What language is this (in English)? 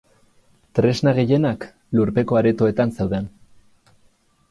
Basque